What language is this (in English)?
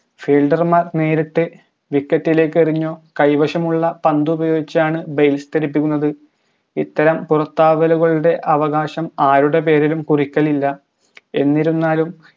Malayalam